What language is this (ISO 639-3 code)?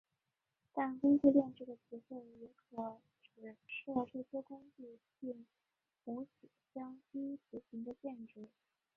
zho